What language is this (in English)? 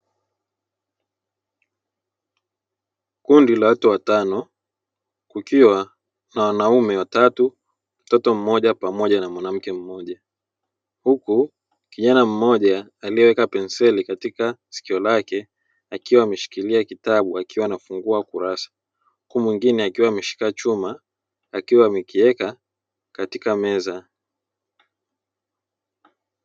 Swahili